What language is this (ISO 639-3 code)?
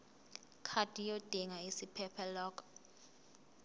zul